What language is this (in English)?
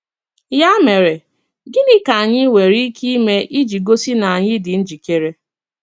Igbo